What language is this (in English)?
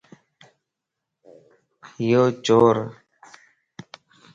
Lasi